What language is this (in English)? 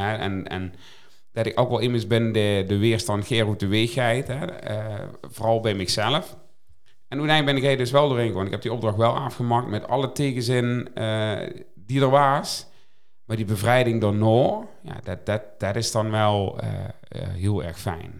Dutch